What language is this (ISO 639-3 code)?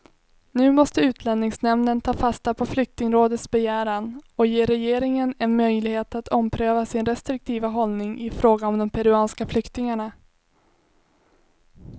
swe